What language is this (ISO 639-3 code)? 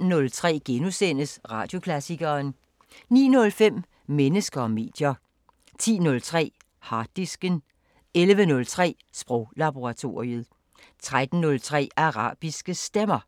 dan